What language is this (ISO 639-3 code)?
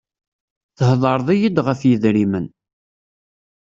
kab